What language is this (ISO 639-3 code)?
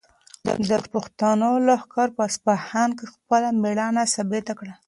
pus